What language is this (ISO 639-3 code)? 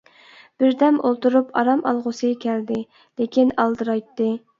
uig